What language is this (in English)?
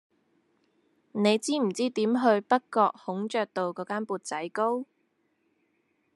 Cantonese